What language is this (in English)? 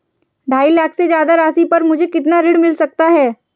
Hindi